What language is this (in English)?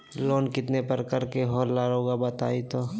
Magahi